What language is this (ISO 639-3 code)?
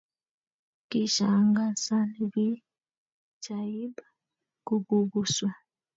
kln